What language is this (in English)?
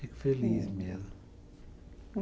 Portuguese